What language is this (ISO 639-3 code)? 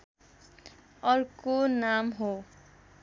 nep